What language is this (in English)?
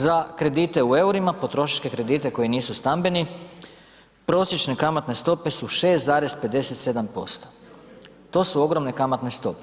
Croatian